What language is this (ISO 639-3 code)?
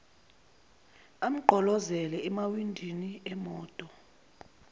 zul